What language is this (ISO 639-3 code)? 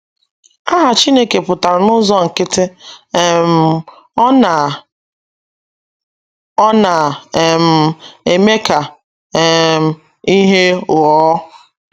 ibo